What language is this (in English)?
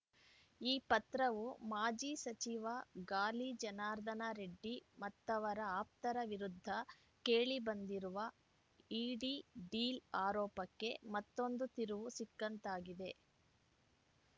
Kannada